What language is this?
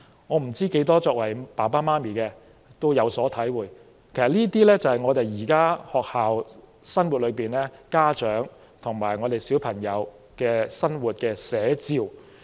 Cantonese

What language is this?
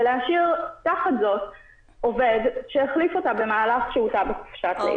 Hebrew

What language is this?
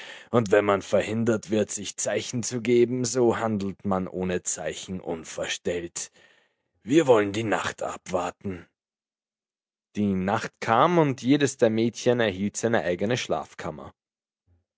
German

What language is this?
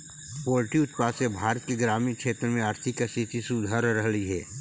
Magahi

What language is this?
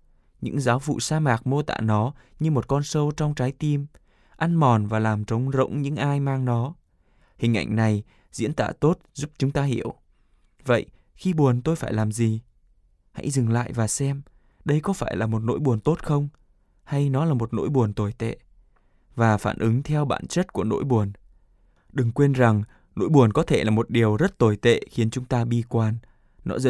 Vietnamese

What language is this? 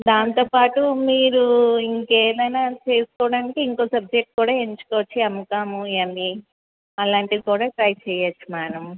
Telugu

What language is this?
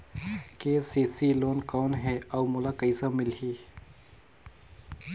Chhattisgarhi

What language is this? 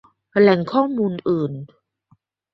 Thai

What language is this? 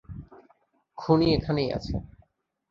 Bangla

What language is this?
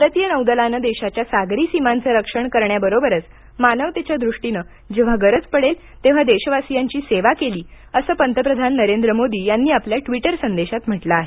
Marathi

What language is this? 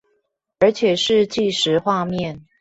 Chinese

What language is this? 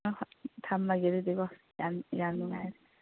Manipuri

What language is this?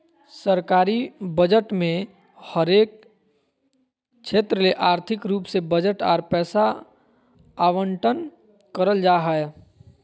Magahi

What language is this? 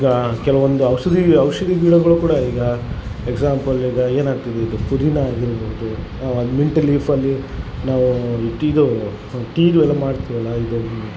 Kannada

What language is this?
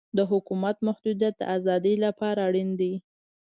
Pashto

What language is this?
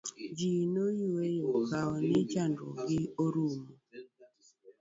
Luo (Kenya and Tanzania)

